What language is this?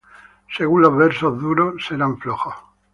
Spanish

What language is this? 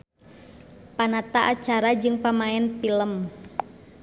Sundanese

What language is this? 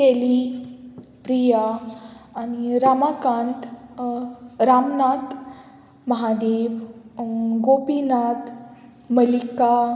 Konkani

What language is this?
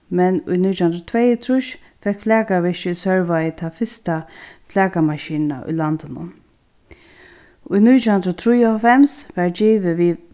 Faroese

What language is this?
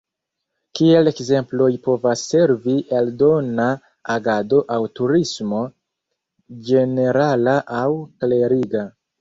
Esperanto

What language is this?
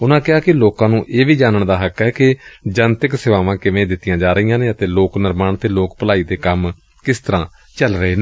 Punjabi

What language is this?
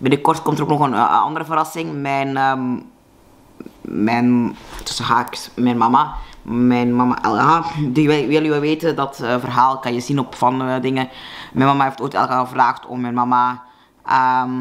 Dutch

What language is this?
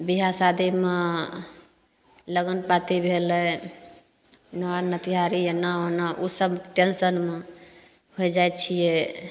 Maithili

